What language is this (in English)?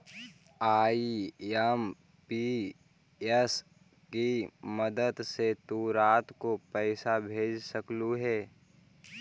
Magahi